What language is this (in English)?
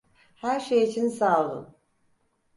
Turkish